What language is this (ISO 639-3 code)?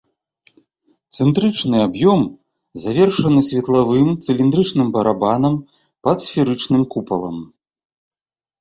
bel